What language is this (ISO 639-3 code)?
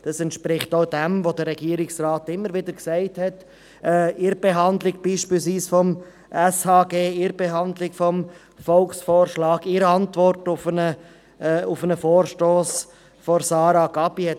gsw